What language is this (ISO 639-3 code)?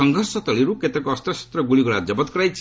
ori